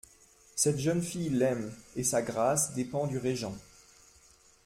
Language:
French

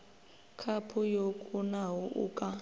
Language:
Venda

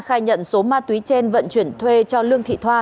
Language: Vietnamese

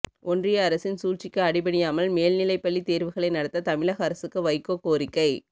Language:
Tamil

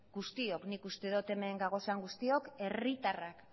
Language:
Basque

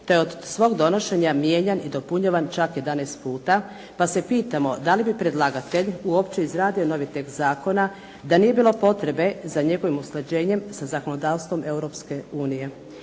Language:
Croatian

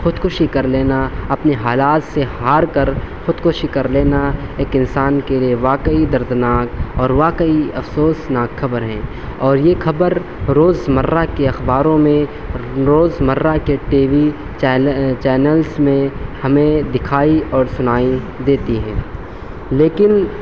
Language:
Urdu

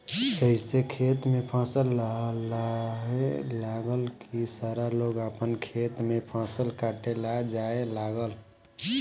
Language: Bhojpuri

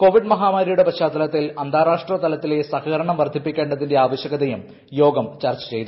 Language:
Malayalam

